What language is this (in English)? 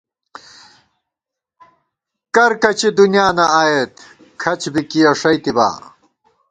Gawar-Bati